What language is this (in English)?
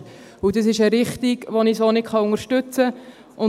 Swiss German